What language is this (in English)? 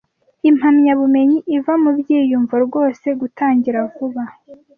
Kinyarwanda